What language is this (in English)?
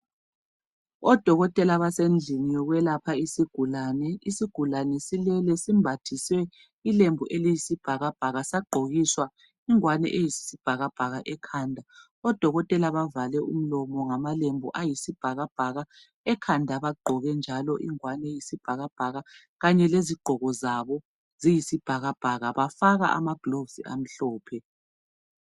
North Ndebele